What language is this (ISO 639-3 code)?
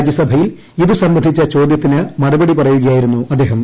mal